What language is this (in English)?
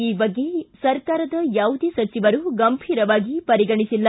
Kannada